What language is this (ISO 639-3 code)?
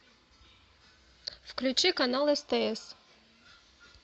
rus